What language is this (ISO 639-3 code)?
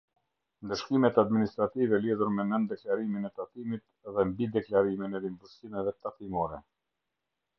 sqi